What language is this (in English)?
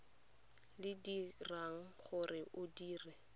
Tswana